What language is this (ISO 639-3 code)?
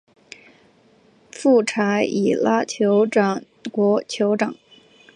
zho